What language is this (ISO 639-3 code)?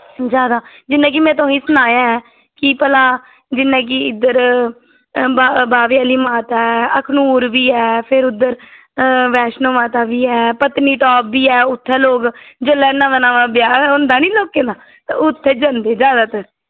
doi